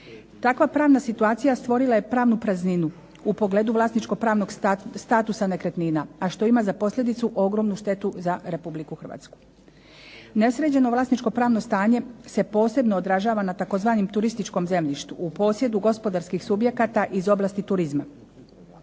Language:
Croatian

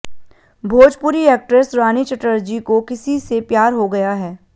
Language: Hindi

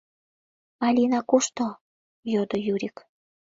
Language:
Mari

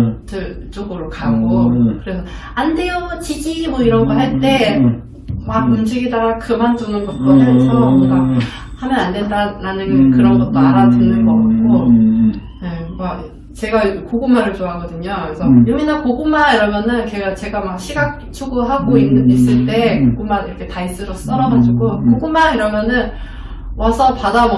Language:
Korean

